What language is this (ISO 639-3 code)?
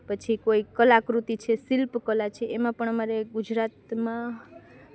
guj